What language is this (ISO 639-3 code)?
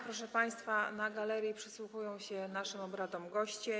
pol